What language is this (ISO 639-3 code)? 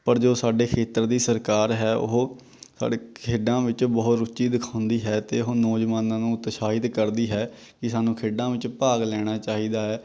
pan